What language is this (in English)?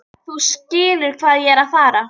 Icelandic